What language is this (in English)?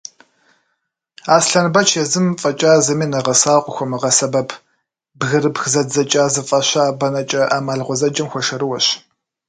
Kabardian